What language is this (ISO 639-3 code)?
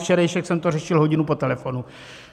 ces